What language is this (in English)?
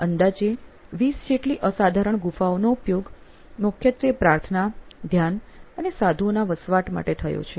Gujarati